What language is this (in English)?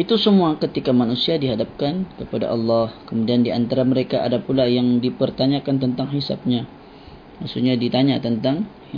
Malay